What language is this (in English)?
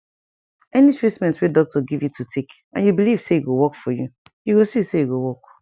Nigerian Pidgin